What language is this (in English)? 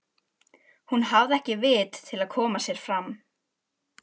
Icelandic